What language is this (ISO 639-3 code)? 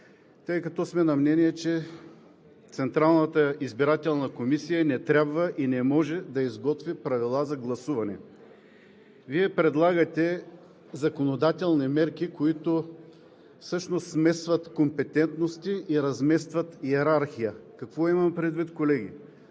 bul